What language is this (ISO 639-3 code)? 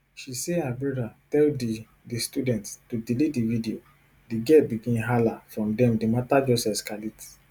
pcm